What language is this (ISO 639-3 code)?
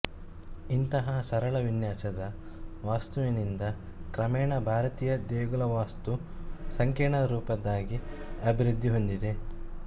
kan